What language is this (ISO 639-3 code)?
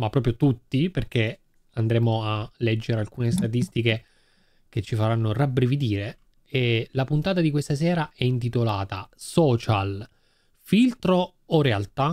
ita